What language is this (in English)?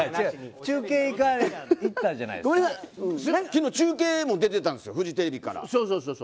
Japanese